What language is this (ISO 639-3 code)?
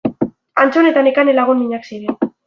eus